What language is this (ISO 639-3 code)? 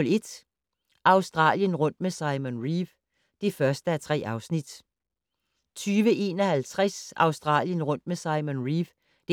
dan